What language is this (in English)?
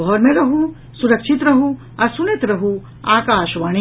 Maithili